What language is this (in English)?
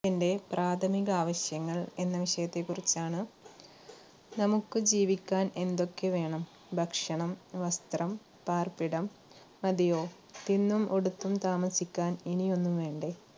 Malayalam